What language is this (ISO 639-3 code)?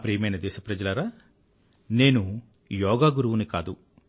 tel